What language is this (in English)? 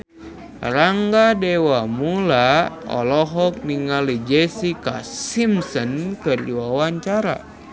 Sundanese